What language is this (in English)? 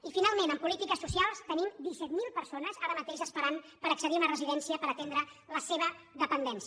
Catalan